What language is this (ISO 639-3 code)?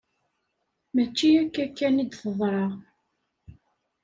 kab